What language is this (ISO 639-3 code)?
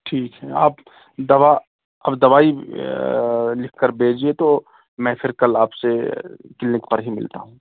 urd